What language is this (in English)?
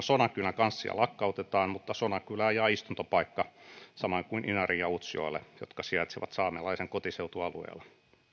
Finnish